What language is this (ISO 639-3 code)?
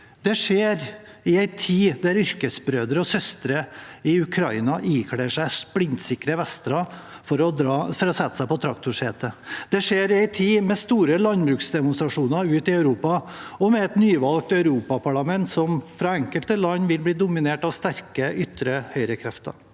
nor